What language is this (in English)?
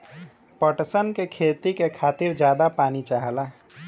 Bhojpuri